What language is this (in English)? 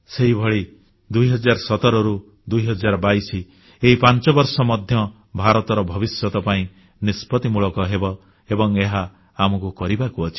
Odia